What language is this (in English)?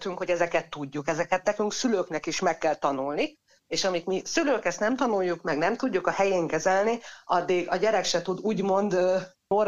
Hungarian